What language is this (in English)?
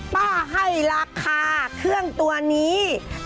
Thai